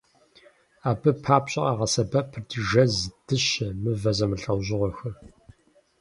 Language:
Kabardian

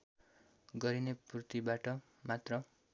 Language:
Nepali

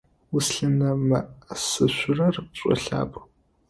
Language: Adyghe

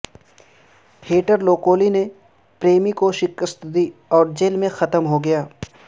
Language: Urdu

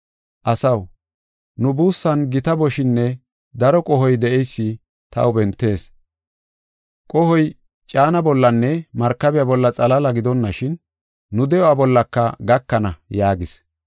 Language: Gofa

